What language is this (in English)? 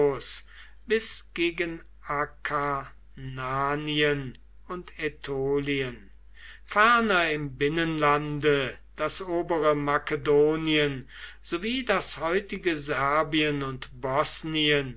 German